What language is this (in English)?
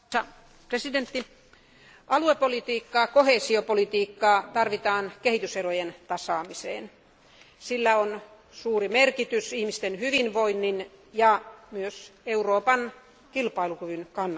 Finnish